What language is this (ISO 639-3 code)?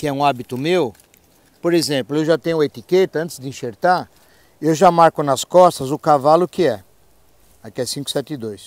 por